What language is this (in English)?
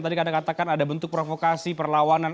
Indonesian